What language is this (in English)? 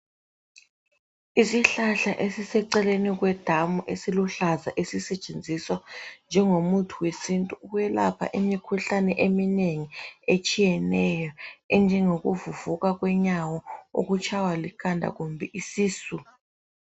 North Ndebele